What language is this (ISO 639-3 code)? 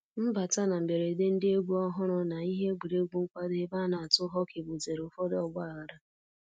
ibo